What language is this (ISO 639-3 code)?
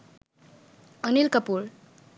ben